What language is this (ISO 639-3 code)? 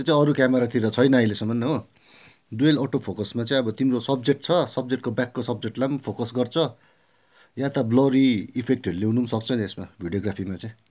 nep